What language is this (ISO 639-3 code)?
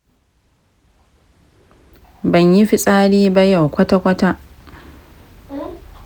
hau